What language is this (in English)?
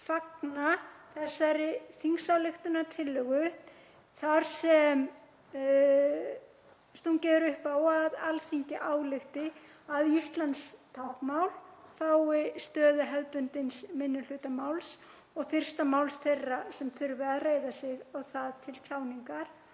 Icelandic